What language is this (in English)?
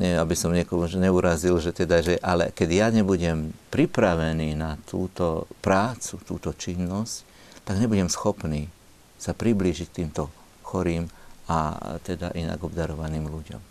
Slovak